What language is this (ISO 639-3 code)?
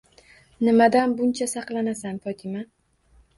uzb